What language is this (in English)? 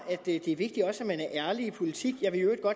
Danish